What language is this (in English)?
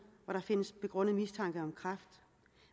Danish